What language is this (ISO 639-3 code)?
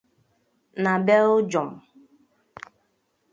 ibo